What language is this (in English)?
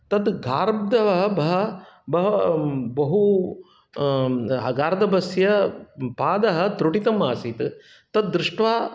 Sanskrit